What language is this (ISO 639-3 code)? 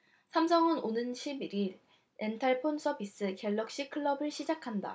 kor